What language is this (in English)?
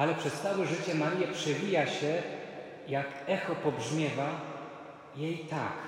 Polish